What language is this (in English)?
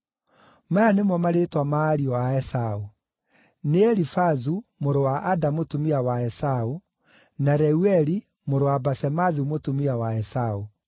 Kikuyu